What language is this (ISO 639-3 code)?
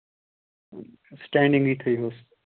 kas